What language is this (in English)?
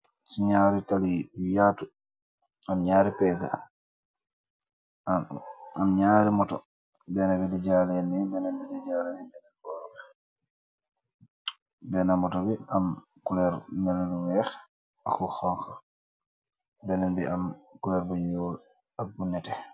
Wolof